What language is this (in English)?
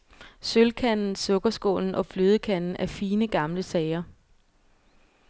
Danish